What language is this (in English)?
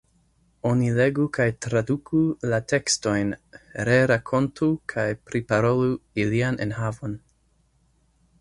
Esperanto